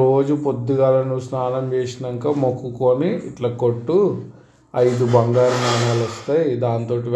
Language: Telugu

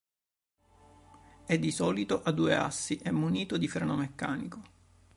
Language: Italian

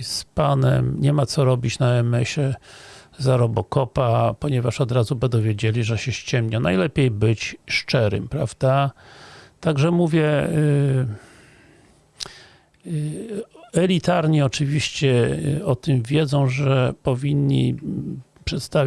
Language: Polish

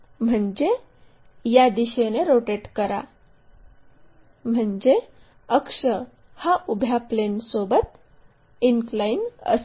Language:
Marathi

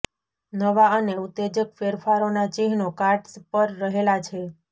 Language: Gujarati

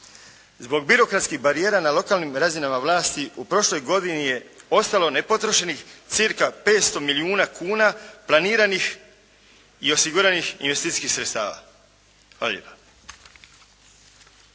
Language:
Croatian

